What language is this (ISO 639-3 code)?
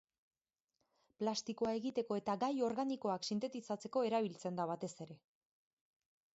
eus